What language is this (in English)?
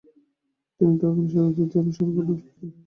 Bangla